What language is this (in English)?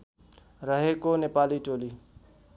Nepali